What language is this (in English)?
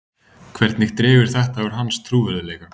Icelandic